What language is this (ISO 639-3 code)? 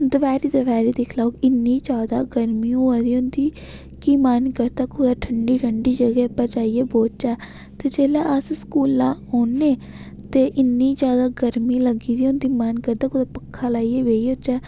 doi